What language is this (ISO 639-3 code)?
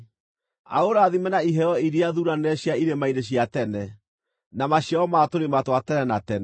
kik